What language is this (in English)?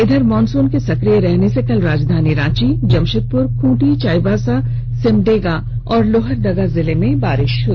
Hindi